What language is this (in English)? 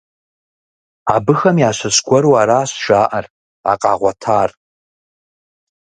Kabardian